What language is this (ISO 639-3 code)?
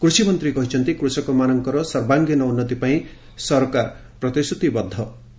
ori